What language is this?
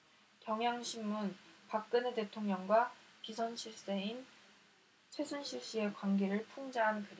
Korean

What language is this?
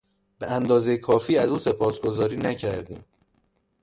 Persian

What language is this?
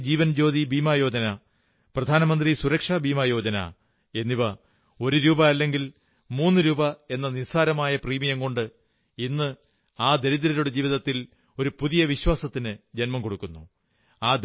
Malayalam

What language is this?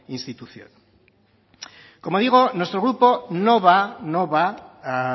Spanish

